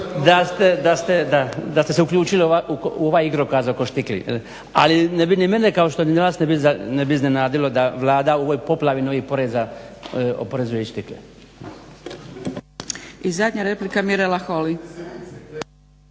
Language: Croatian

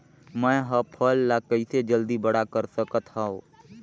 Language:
Chhattisgarhi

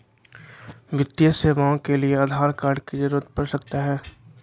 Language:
Magahi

